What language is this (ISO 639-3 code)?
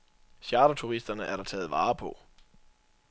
dan